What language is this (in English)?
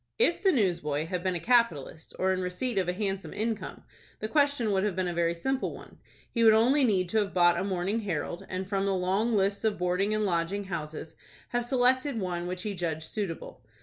English